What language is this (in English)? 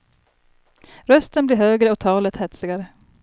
Swedish